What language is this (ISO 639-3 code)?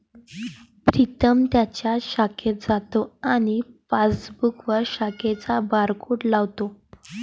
mar